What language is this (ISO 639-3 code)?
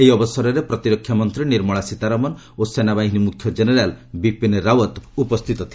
ori